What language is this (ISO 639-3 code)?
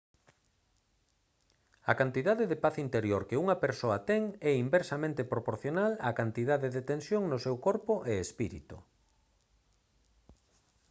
glg